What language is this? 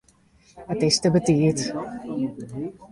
Western Frisian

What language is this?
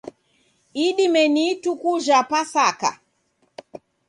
Taita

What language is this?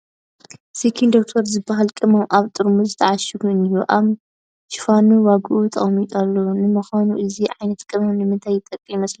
Tigrinya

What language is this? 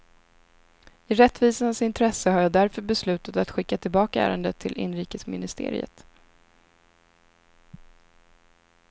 Swedish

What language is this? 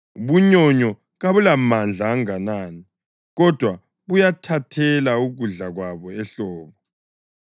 North Ndebele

